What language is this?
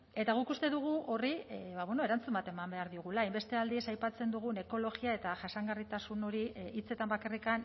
Basque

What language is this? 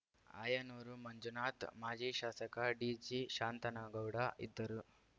Kannada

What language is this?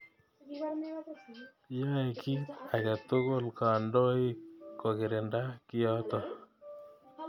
Kalenjin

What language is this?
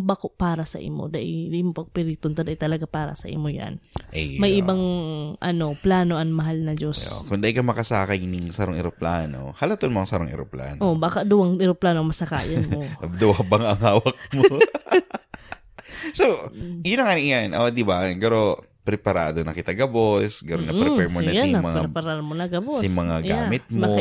Filipino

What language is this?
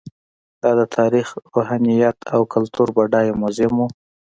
Pashto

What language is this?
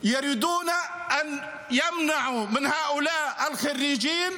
Hebrew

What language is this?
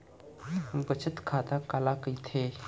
Chhattisgarhi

